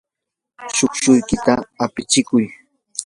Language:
Yanahuanca Pasco Quechua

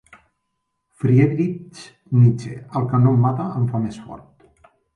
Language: Catalan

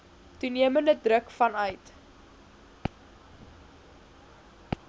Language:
Afrikaans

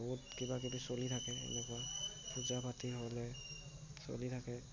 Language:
Assamese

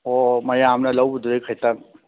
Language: Manipuri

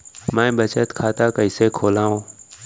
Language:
Chhattisgarhi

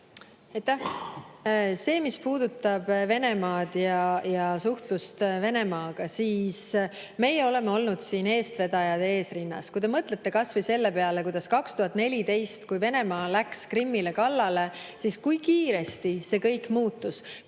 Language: Estonian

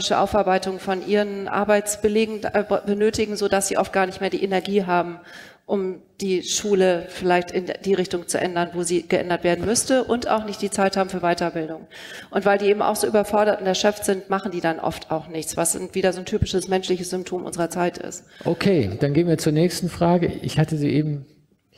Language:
German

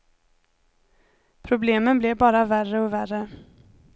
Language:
Swedish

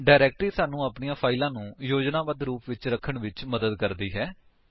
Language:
Punjabi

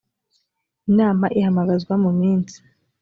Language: Kinyarwanda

